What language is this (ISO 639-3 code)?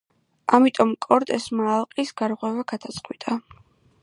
kat